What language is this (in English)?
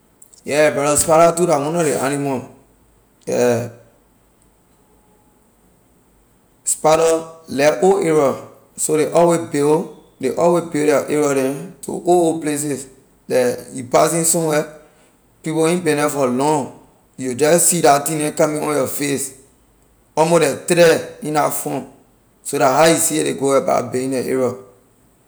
Liberian English